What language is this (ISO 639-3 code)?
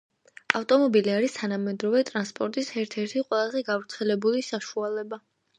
kat